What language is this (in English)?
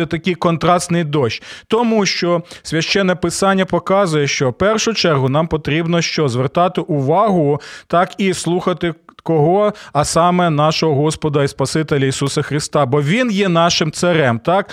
Ukrainian